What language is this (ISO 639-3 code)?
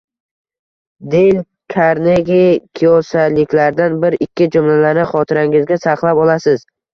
uzb